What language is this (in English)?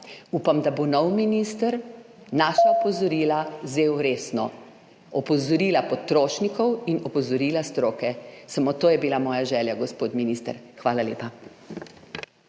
Slovenian